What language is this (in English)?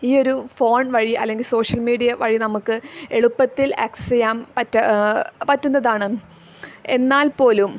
Malayalam